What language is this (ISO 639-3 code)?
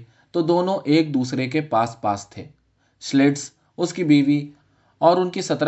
urd